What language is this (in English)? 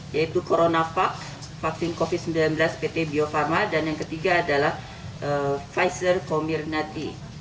Indonesian